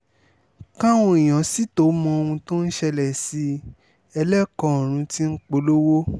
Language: Yoruba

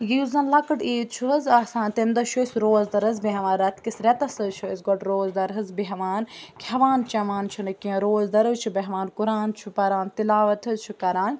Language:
Kashmiri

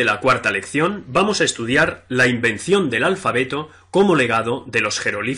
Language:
Spanish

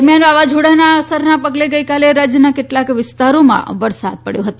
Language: Gujarati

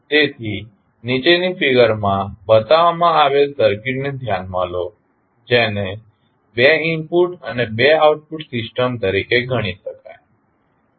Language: Gujarati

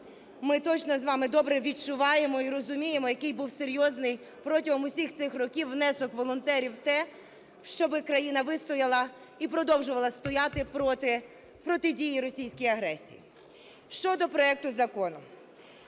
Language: Ukrainian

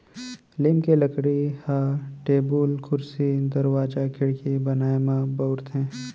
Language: Chhattisgarhi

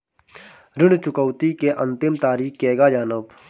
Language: Bhojpuri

